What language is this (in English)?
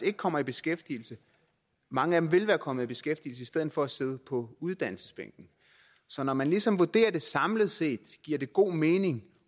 Danish